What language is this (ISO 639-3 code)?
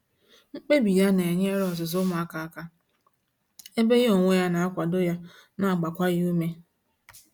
ibo